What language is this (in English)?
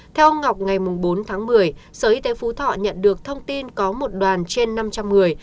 Vietnamese